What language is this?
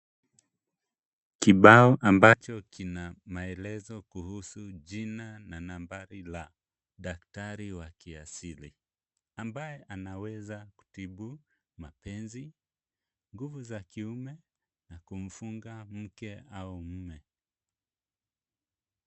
Swahili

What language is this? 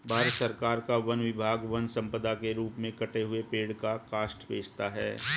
Hindi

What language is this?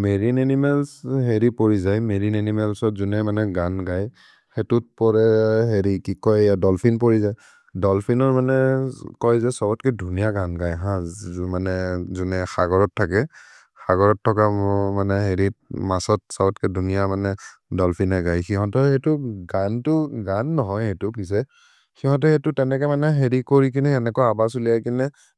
Maria (India)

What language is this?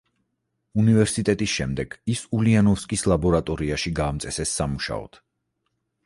Georgian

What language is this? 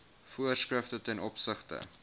Afrikaans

